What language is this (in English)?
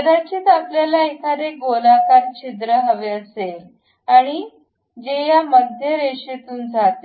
Marathi